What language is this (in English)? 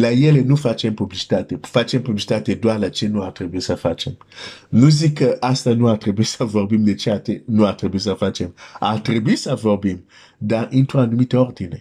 Romanian